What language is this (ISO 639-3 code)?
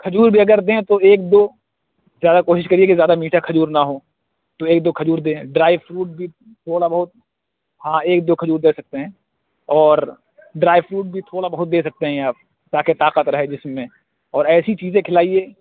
urd